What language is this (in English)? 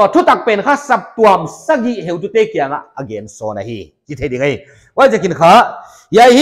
Thai